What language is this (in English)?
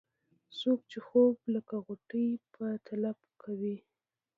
Pashto